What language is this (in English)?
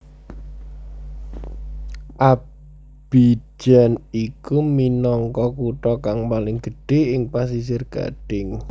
Javanese